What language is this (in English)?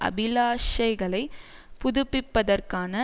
Tamil